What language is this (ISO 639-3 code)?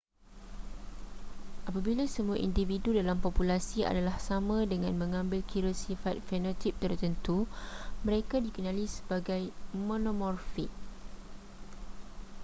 msa